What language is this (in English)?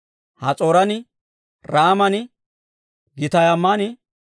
Dawro